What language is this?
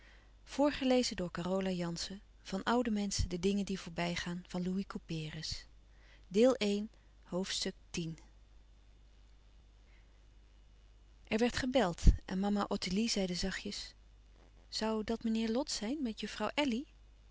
Dutch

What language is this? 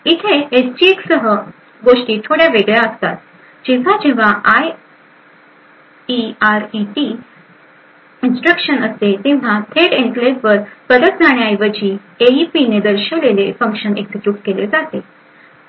Marathi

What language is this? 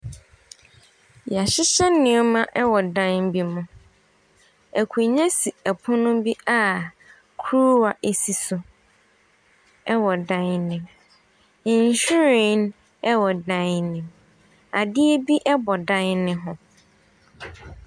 Akan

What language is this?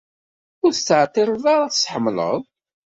Kabyle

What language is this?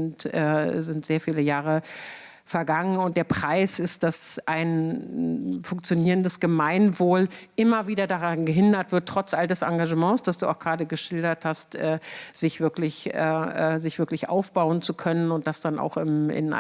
German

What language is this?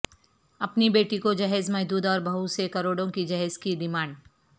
Urdu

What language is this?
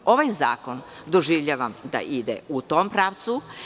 Serbian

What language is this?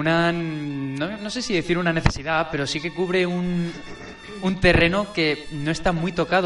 Spanish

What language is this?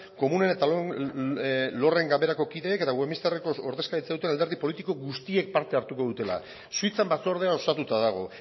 Basque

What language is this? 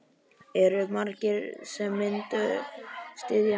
Icelandic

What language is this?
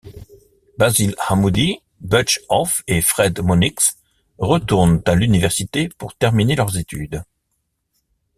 French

